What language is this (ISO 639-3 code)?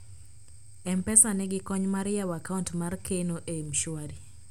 luo